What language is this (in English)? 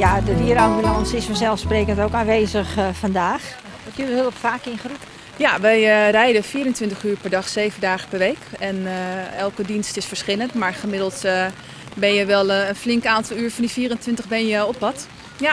Dutch